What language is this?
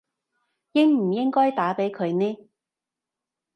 Cantonese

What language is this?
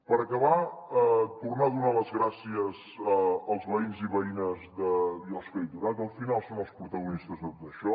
Catalan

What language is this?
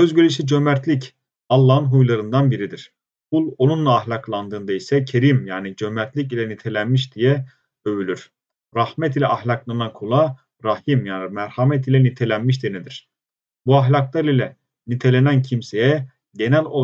Turkish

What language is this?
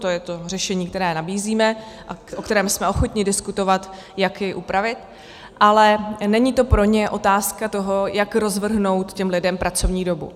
Czech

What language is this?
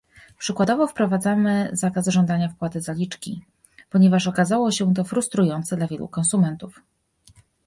Polish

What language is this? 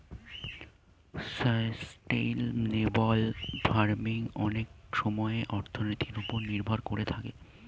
Bangla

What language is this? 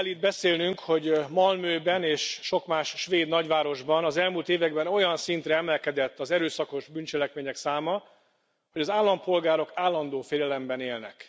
Hungarian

